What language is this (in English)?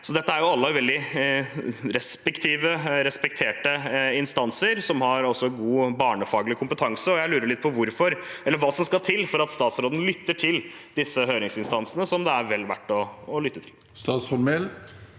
Norwegian